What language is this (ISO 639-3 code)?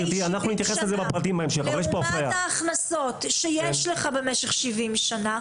heb